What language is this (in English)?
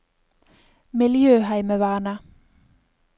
Norwegian